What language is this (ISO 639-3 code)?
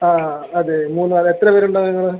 mal